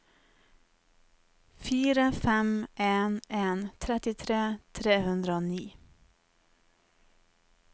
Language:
Norwegian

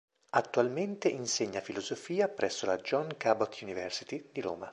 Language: Italian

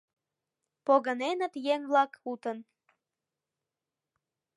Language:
Mari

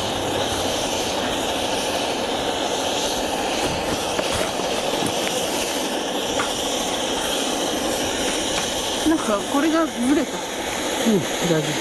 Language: Japanese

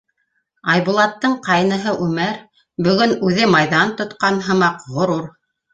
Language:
Bashkir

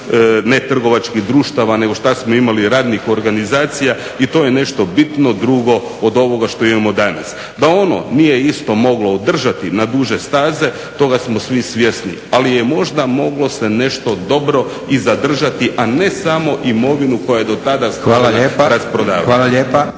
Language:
Croatian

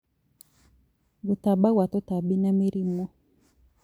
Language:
Kikuyu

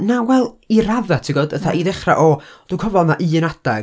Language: Welsh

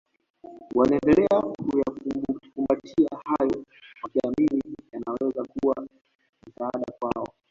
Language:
Swahili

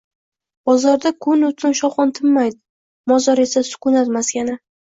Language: Uzbek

